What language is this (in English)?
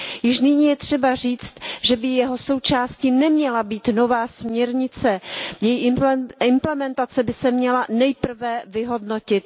Czech